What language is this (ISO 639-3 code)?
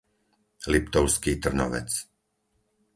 slk